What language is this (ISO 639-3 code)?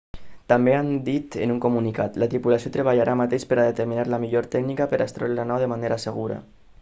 cat